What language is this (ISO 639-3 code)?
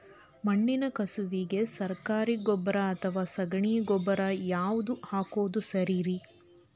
kan